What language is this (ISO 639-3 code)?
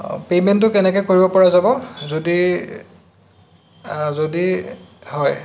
asm